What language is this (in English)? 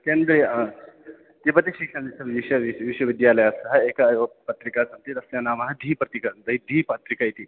Sanskrit